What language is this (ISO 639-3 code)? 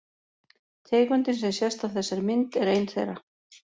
isl